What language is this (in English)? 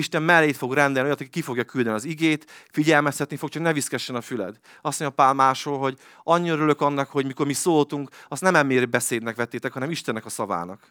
Hungarian